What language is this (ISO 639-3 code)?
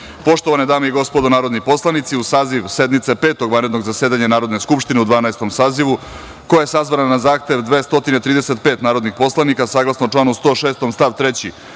srp